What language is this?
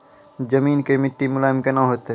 Maithili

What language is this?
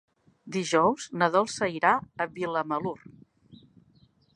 Catalan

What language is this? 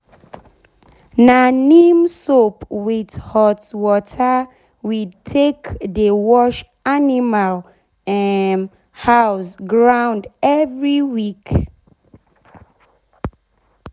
Nigerian Pidgin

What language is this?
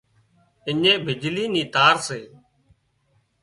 Wadiyara Koli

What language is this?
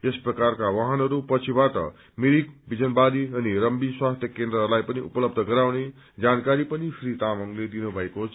Nepali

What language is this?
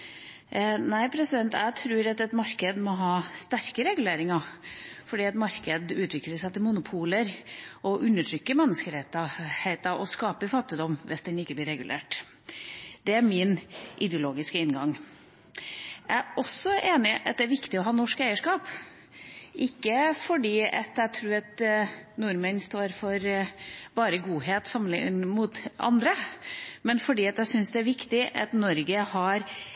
Norwegian Bokmål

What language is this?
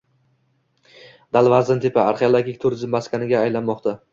Uzbek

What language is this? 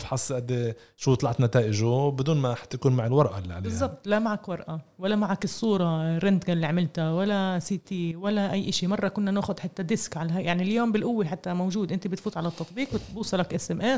Arabic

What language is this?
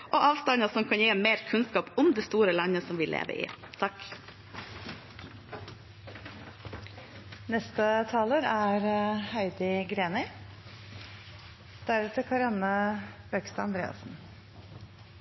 Norwegian Bokmål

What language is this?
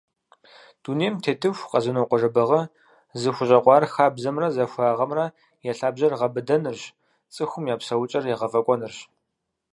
Kabardian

